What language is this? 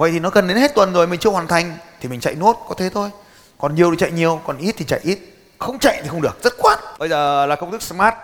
Vietnamese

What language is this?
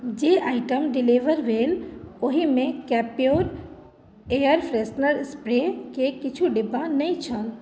Maithili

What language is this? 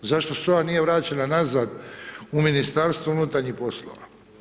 Croatian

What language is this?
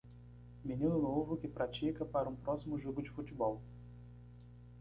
Portuguese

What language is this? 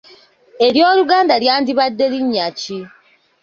Ganda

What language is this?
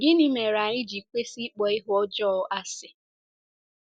Igbo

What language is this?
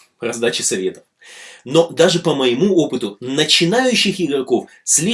Russian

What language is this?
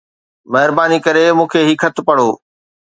Sindhi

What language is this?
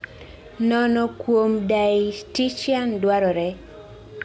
Luo (Kenya and Tanzania)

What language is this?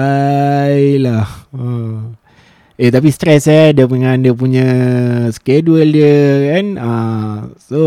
Malay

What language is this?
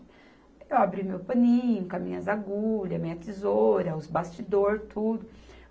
Portuguese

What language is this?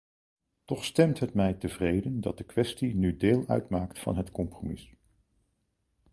Dutch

